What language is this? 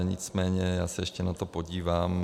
Czech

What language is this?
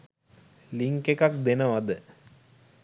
Sinhala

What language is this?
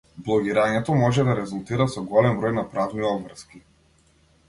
Macedonian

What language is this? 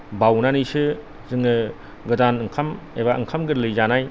Bodo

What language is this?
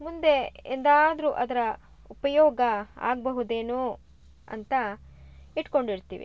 Kannada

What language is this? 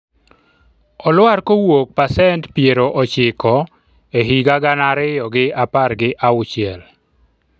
Luo (Kenya and Tanzania)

